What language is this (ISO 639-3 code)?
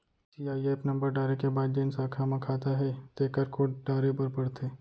hne